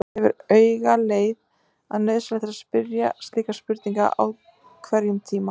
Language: Icelandic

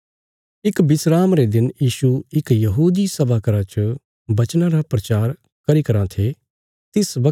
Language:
Bilaspuri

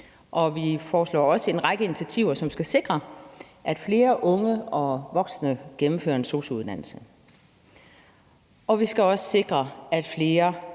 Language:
Danish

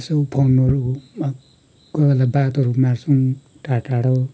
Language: Nepali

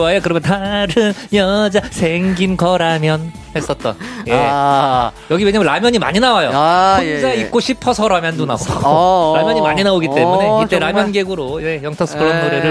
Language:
Korean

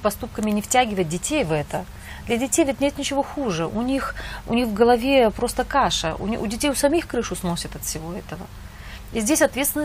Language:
Russian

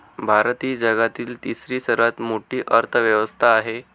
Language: Marathi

